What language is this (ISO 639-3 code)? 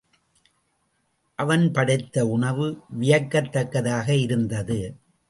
tam